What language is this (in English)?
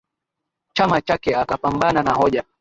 Swahili